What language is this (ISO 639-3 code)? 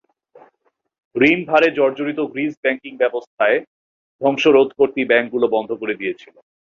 ben